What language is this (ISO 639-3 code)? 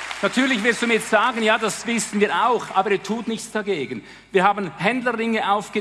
deu